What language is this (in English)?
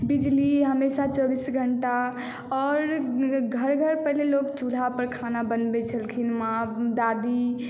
Maithili